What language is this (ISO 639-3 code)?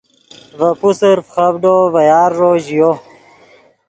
ydg